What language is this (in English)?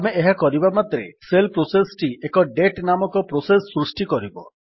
Odia